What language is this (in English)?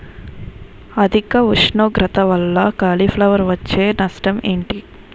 Telugu